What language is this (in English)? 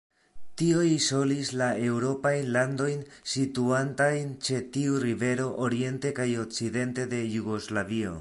Esperanto